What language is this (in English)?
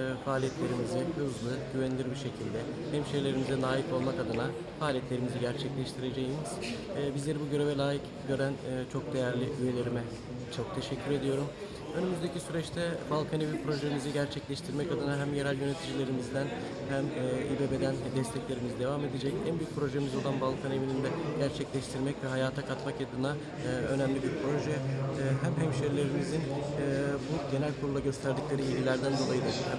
Turkish